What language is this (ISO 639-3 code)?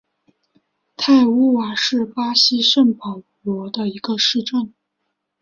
zho